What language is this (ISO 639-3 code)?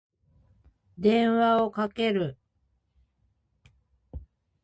jpn